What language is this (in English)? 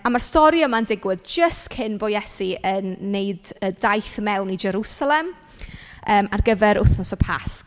Welsh